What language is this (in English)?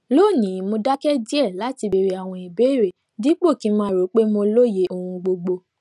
Yoruba